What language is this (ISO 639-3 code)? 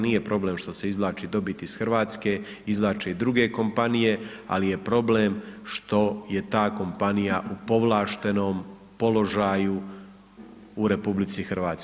hrv